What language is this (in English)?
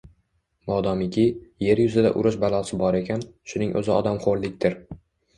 Uzbek